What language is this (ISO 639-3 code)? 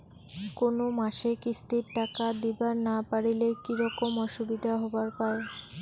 ben